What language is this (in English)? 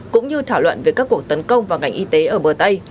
Vietnamese